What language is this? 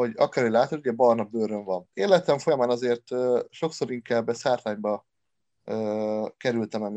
Hungarian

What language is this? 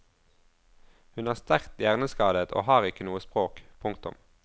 Norwegian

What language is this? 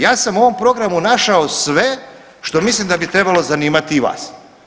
Croatian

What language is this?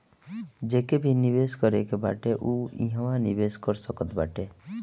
Bhojpuri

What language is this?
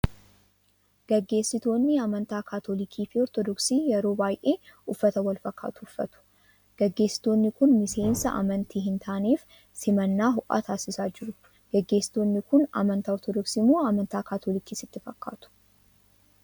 Oromo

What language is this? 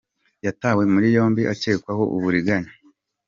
Kinyarwanda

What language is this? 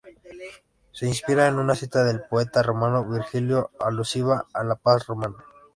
Spanish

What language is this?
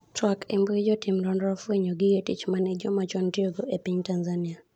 Luo (Kenya and Tanzania)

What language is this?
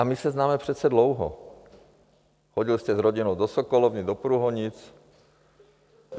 Czech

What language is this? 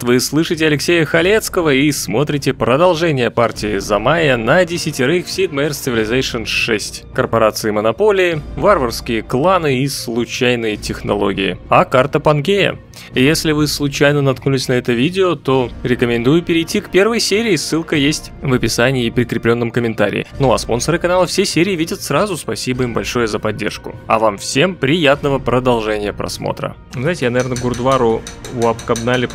Russian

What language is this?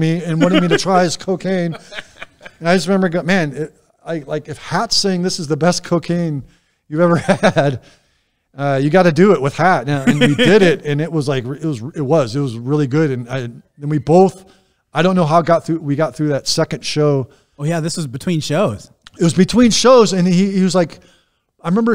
English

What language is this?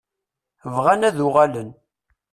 Kabyle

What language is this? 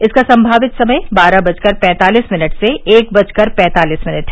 Hindi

